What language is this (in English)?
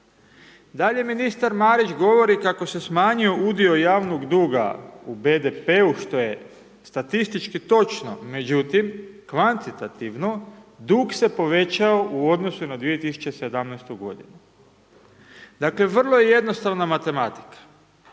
Croatian